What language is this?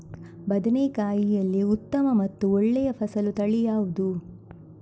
Kannada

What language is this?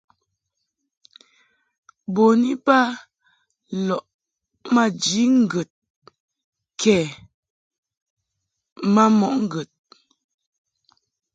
Mungaka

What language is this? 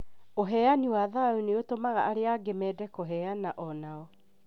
Kikuyu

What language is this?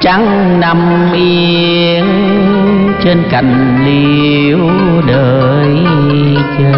Vietnamese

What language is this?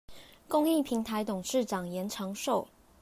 Chinese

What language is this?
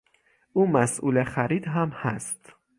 Persian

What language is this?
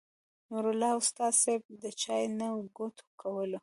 Pashto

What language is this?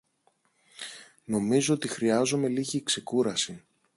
Greek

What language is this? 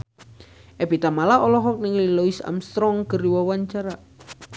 Sundanese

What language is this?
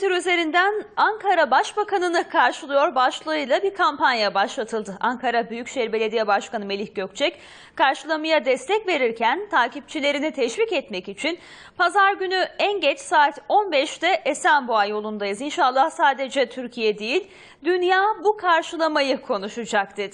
Turkish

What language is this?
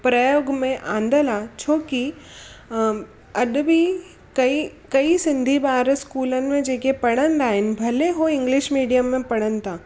Sindhi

